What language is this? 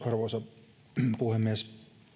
Finnish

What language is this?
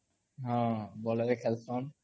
Odia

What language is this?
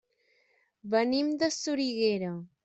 Catalan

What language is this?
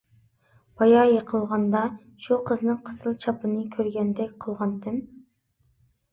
Uyghur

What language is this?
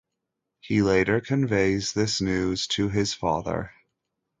English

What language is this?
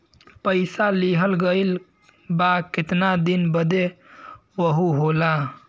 Bhojpuri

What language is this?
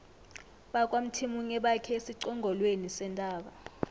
South Ndebele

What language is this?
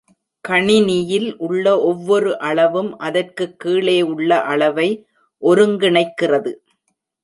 Tamil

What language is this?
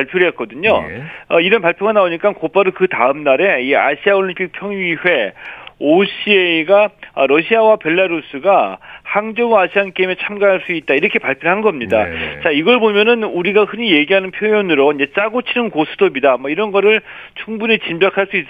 Korean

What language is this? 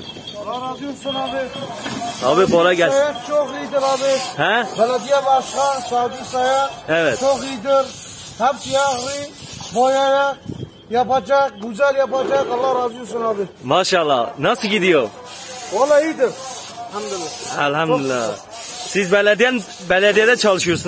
Turkish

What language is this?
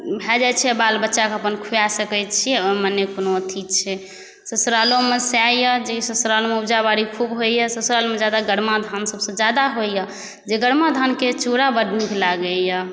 Maithili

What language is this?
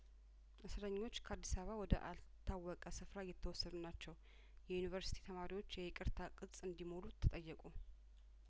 Amharic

